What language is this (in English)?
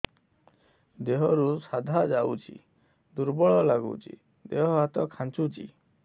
Odia